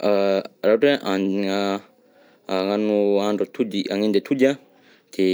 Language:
Southern Betsimisaraka Malagasy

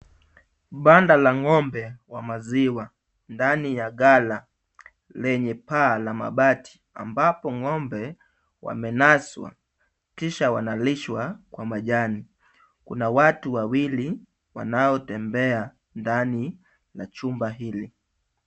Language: Swahili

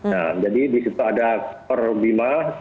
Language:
Indonesian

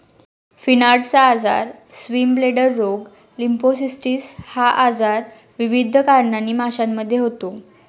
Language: Marathi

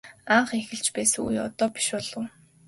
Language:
Mongolian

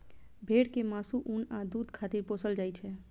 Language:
Maithili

